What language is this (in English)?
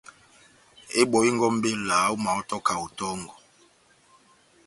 Batanga